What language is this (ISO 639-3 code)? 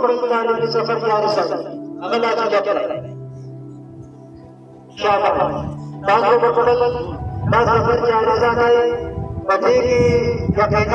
urd